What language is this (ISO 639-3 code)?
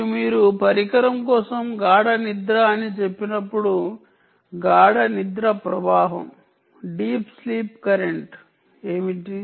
tel